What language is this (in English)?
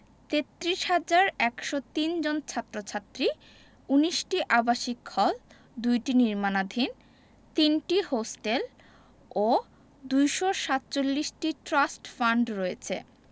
Bangla